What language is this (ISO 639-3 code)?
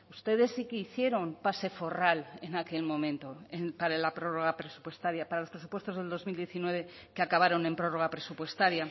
spa